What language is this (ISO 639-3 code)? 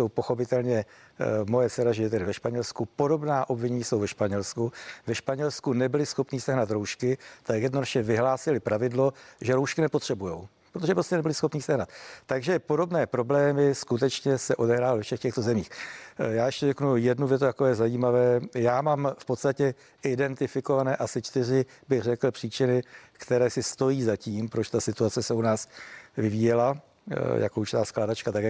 ces